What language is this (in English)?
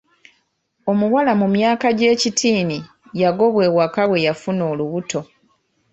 Ganda